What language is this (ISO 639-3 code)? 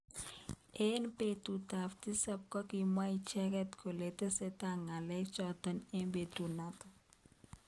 kln